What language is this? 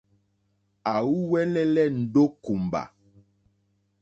Mokpwe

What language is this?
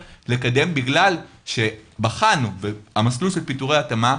Hebrew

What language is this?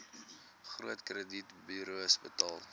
Afrikaans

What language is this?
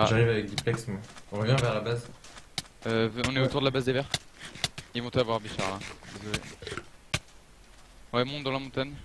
French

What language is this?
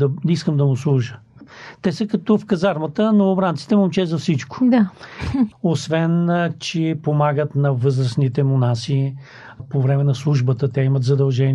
Bulgarian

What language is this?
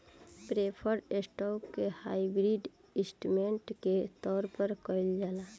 Bhojpuri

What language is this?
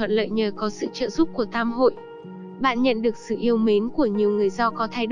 Vietnamese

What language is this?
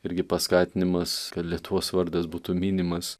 Lithuanian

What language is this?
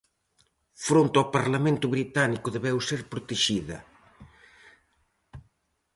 Galician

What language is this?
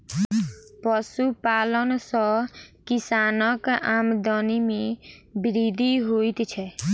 Maithili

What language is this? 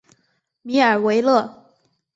Chinese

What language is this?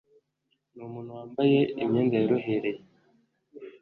Kinyarwanda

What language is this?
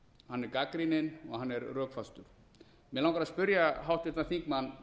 Icelandic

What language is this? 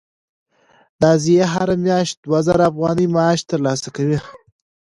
Pashto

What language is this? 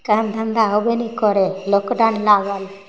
Maithili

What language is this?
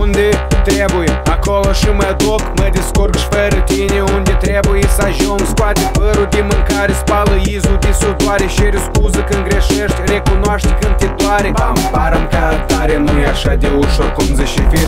Romanian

